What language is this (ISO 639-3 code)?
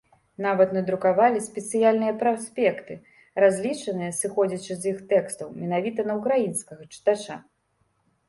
bel